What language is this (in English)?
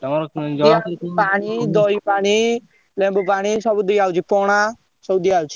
Odia